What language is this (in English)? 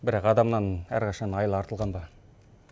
Kazakh